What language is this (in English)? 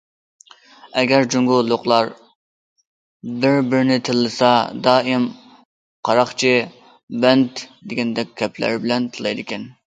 Uyghur